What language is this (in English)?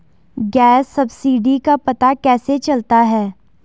Hindi